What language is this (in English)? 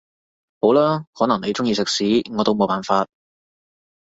Cantonese